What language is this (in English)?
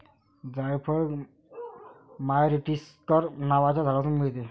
Marathi